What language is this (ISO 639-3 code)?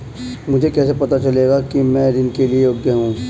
hin